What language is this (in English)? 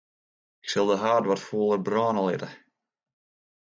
Western Frisian